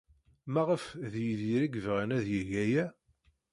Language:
Kabyle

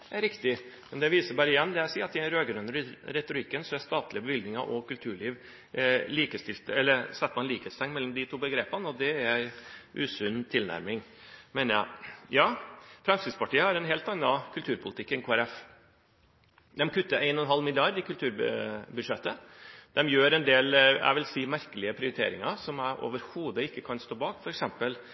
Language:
Norwegian Bokmål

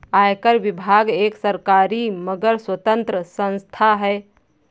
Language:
Hindi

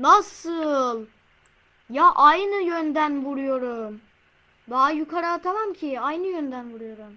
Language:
Turkish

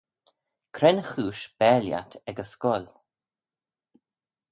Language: Manx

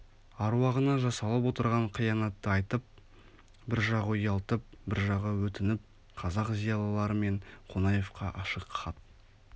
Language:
Kazakh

